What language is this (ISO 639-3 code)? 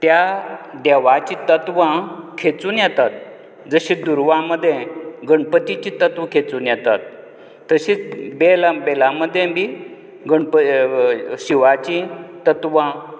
kok